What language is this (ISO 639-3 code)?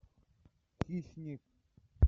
rus